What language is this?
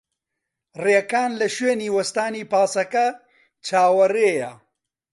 Central Kurdish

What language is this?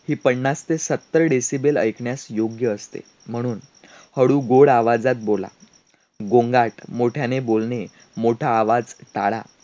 Marathi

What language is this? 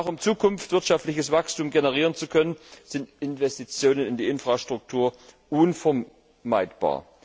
German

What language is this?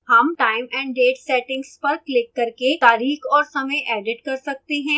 Hindi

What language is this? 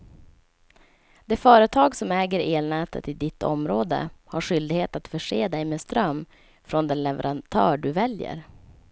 Swedish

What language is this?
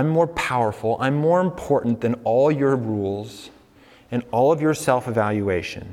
English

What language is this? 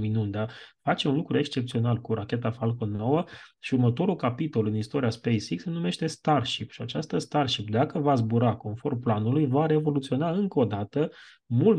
Romanian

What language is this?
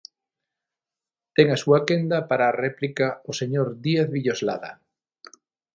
Galician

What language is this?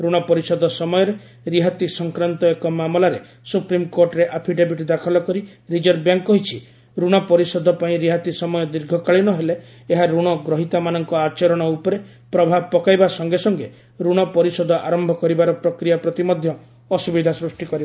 Odia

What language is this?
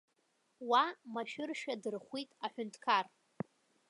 Abkhazian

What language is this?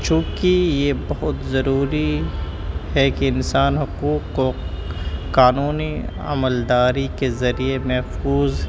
Urdu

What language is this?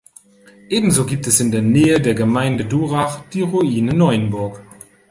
German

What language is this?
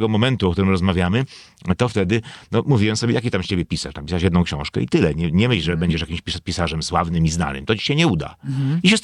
Polish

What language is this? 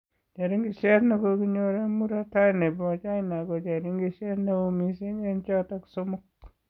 Kalenjin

